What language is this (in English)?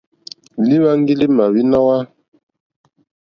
Mokpwe